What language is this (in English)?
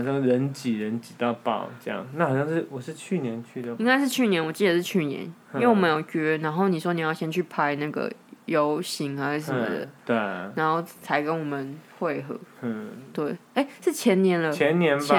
Chinese